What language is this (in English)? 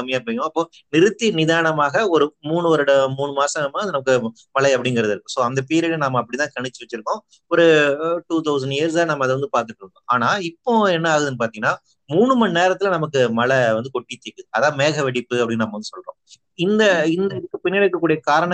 Tamil